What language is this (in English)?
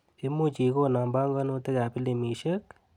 Kalenjin